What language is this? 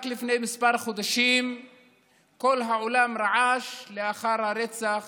Hebrew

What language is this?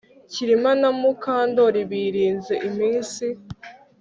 Kinyarwanda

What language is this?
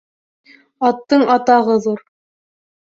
Bashkir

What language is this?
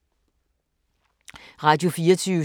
Danish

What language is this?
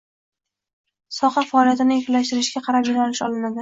Uzbek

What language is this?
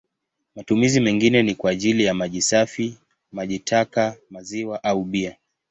Swahili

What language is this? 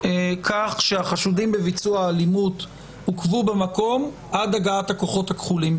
Hebrew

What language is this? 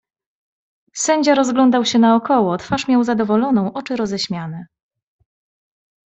Polish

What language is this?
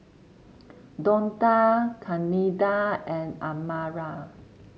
English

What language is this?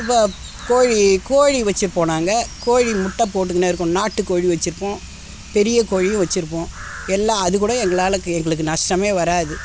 Tamil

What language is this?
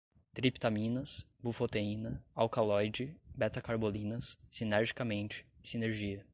Portuguese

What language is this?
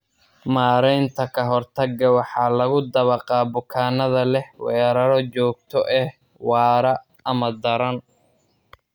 Somali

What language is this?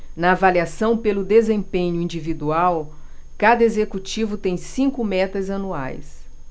Portuguese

